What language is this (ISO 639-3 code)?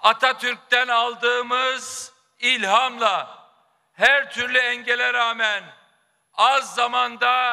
tur